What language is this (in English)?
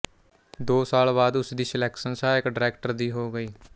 Punjabi